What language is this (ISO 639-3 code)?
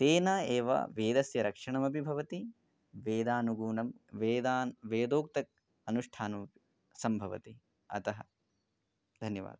san